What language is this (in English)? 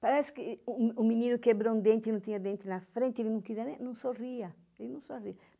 Portuguese